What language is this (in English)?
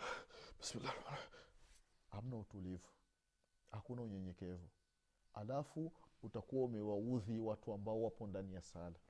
Swahili